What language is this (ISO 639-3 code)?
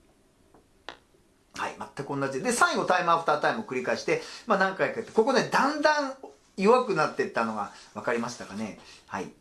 jpn